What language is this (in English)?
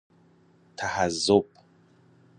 Persian